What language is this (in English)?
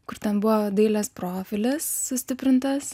Lithuanian